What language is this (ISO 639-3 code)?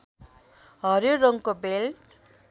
nep